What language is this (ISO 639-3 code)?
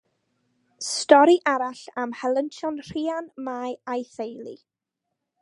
cym